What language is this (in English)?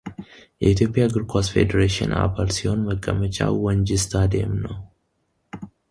Amharic